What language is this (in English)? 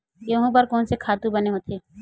Chhattisgarhi